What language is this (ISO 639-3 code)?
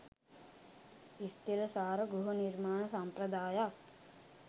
sin